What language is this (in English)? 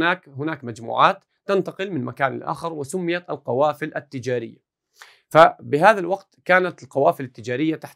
Arabic